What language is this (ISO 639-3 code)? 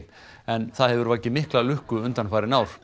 isl